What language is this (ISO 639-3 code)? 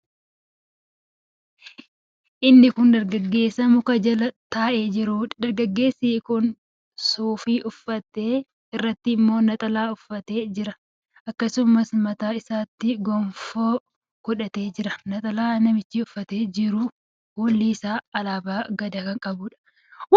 orm